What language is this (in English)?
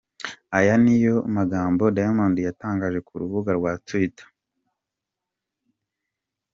Kinyarwanda